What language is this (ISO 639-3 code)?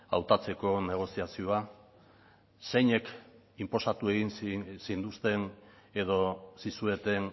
eus